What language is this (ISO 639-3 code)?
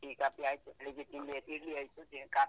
kan